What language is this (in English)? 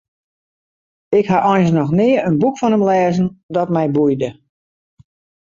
Western Frisian